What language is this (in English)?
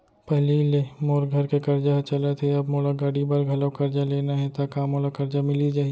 Chhattisgarhi